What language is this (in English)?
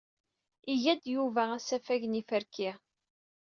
Kabyle